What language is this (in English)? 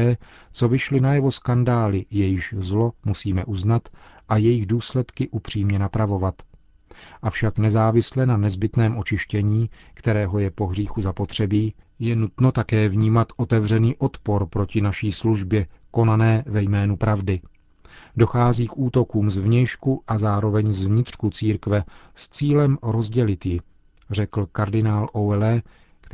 Czech